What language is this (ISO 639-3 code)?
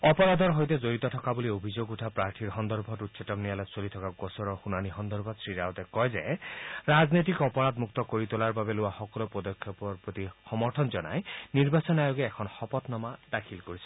asm